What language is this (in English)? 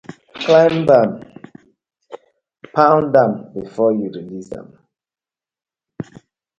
Nigerian Pidgin